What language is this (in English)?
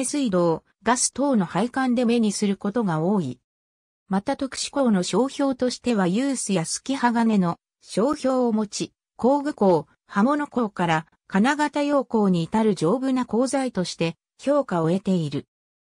Japanese